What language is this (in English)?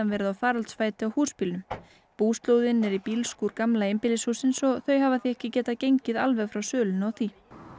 Icelandic